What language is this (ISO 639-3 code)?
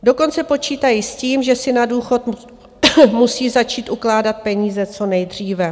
ces